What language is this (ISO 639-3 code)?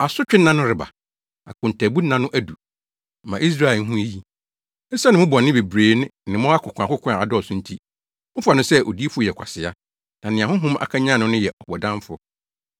aka